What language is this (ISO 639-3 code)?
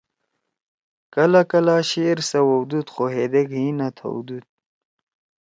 trw